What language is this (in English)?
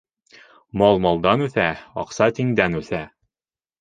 Bashkir